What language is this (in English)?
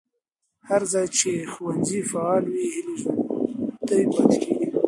Pashto